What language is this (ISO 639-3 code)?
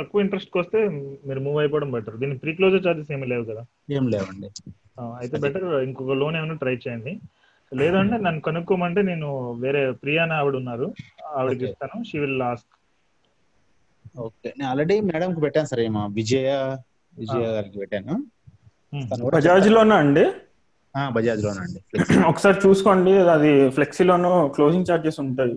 tel